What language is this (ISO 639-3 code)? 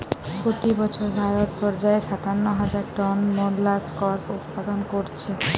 ben